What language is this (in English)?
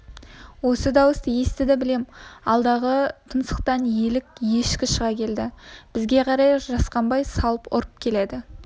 Kazakh